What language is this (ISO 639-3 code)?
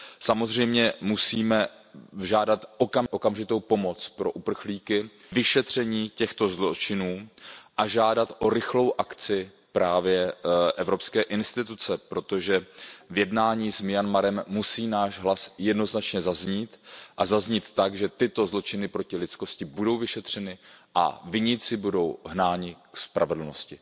ces